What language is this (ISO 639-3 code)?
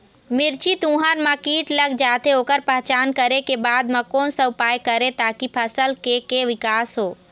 hne